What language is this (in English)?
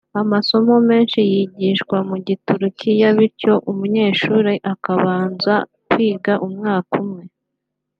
Kinyarwanda